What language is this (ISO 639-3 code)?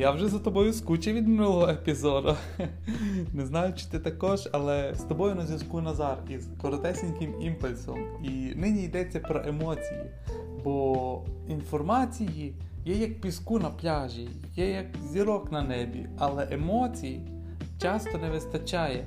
ukr